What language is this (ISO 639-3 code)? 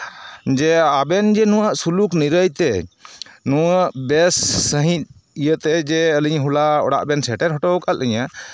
sat